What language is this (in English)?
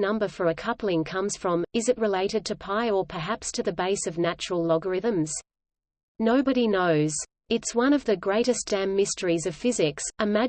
English